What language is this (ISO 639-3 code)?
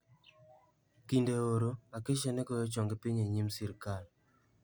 luo